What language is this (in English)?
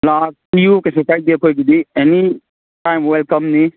Manipuri